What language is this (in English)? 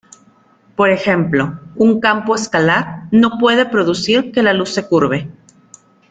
Spanish